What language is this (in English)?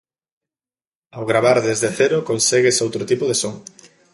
Galician